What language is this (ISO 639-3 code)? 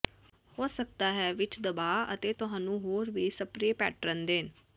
pan